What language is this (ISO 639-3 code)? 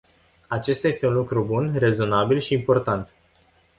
ron